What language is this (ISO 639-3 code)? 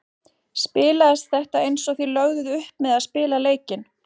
isl